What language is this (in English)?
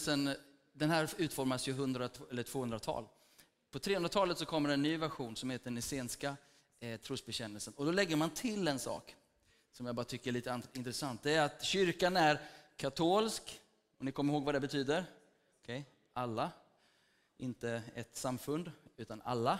Swedish